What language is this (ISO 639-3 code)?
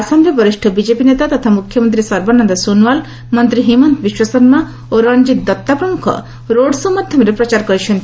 ori